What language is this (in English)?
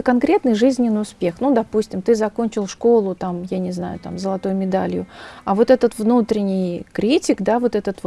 Russian